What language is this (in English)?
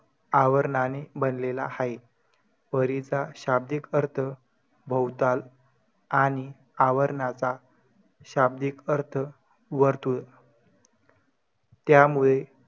Marathi